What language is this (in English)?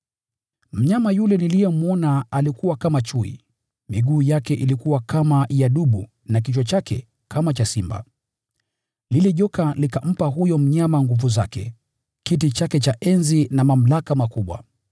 Swahili